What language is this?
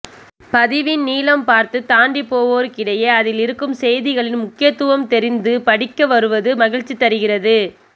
Tamil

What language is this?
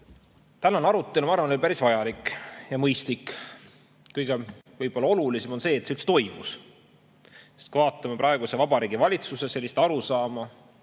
Estonian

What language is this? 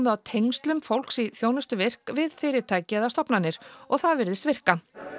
Icelandic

